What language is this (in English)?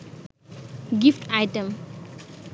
Bangla